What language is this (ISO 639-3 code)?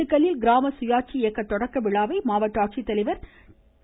tam